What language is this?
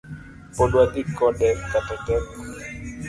Luo (Kenya and Tanzania)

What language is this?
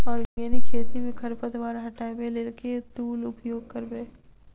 Maithili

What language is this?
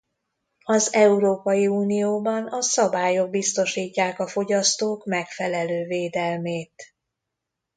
Hungarian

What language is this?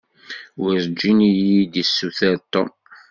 Kabyle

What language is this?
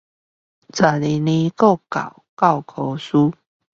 Chinese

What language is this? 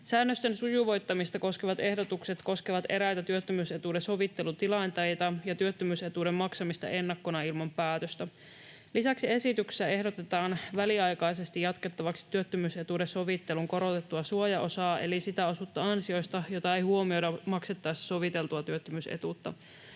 Finnish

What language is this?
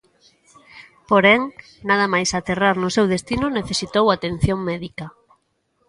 Galician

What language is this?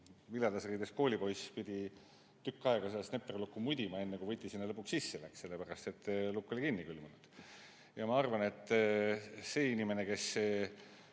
Estonian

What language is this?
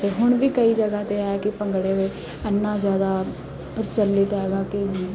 Punjabi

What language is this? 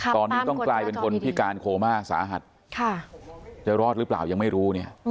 Thai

